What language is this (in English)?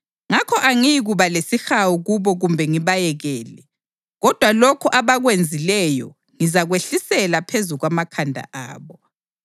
North Ndebele